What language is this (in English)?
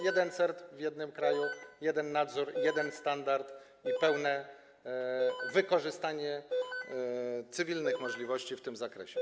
Polish